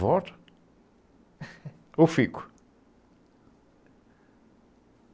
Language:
Portuguese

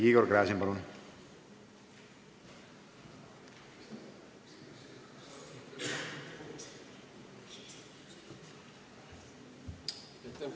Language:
Estonian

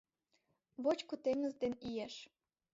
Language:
Mari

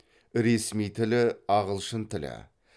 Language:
Kazakh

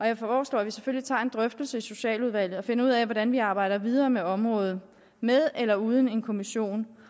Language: Danish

